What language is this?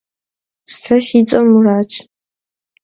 Kabardian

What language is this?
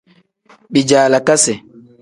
Tem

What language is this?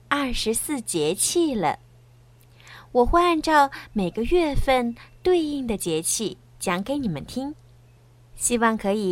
Chinese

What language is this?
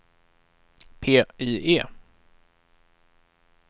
Swedish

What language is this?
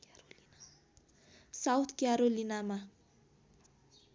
Nepali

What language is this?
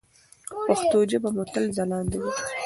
Pashto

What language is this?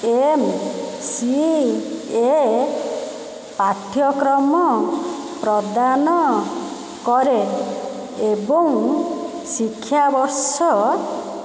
Odia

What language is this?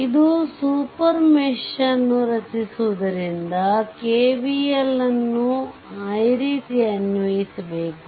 Kannada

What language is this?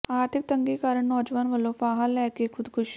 Punjabi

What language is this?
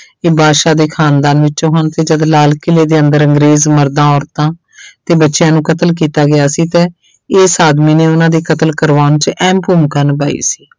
Punjabi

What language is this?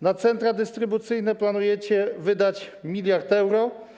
Polish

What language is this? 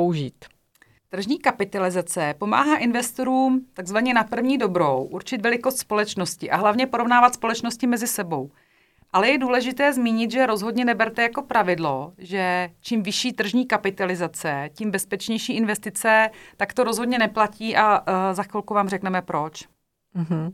Czech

